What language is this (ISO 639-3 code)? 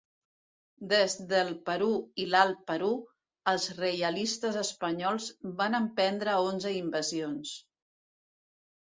cat